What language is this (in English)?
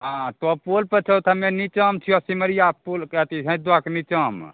Maithili